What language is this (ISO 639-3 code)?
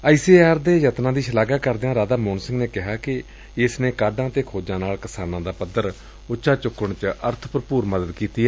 pan